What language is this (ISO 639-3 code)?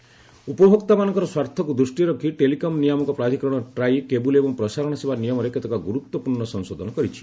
ori